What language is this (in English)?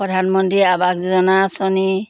Assamese